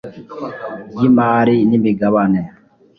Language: Kinyarwanda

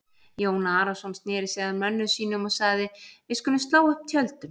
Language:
Icelandic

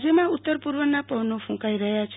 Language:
Gujarati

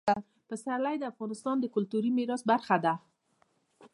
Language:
Pashto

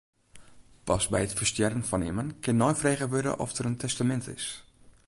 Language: Western Frisian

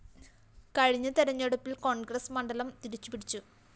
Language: Malayalam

